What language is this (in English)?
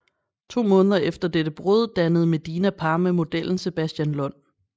Danish